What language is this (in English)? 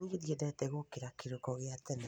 Kikuyu